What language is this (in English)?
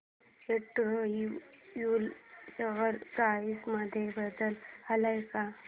Marathi